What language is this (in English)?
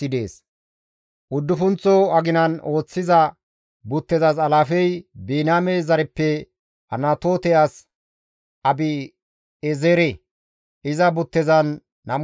Gamo